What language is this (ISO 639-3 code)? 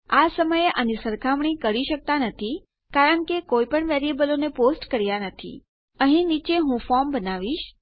guj